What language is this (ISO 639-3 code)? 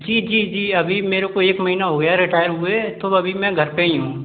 hin